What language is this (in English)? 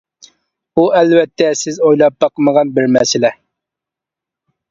Uyghur